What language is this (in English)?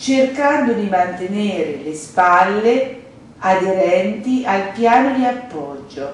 Italian